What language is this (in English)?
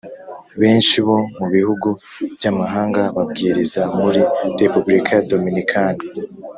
Kinyarwanda